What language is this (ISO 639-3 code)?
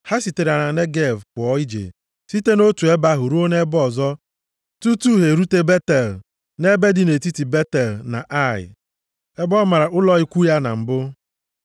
ibo